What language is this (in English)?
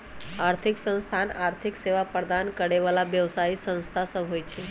Magahi